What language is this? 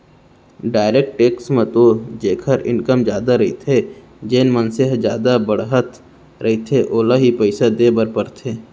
Chhattisgarhi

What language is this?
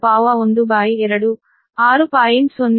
Kannada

